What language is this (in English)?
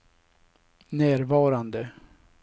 Swedish